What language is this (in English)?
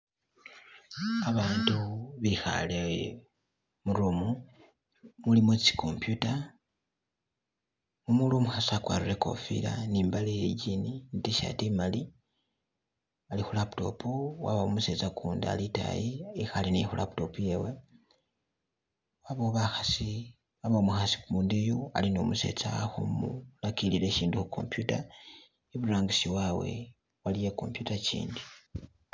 Masaaba